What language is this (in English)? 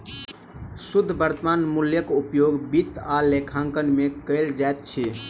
Maithili